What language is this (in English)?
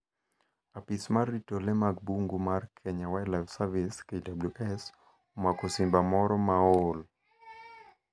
Luo (Kenya and Tanzania)